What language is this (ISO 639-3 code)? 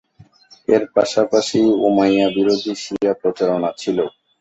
ben